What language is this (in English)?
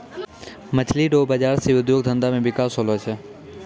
Maithili